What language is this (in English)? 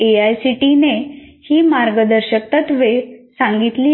Marathi